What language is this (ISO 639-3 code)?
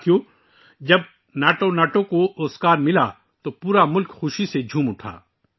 urd